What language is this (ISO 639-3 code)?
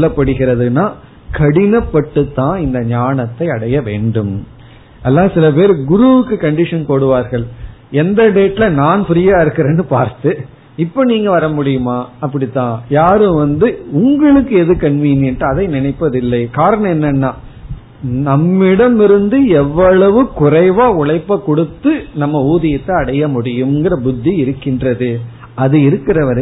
tam